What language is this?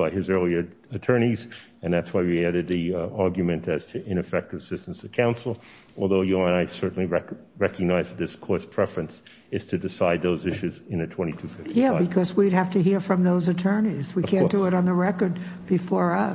English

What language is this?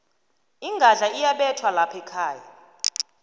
South Ndebele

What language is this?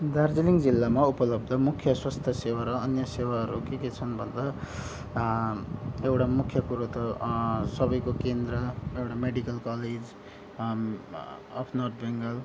Nepali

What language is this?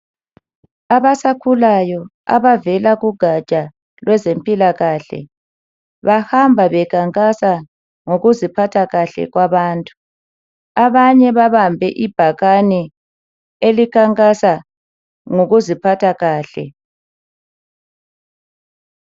North Ndebele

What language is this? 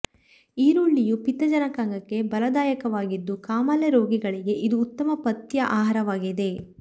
Kannada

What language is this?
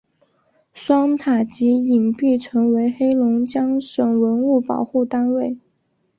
Chinese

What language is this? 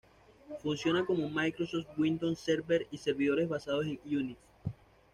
Spanish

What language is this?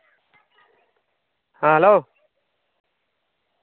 Santali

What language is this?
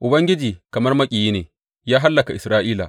Hausa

